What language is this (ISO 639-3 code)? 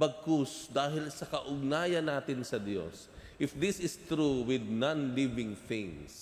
fil